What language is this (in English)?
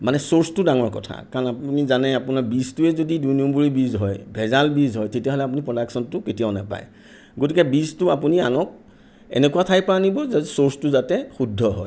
Assamese